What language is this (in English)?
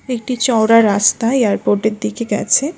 Bangla